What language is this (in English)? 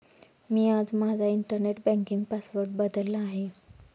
Marathi